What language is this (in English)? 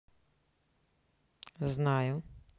Russian